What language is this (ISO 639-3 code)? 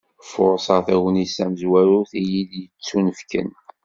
kab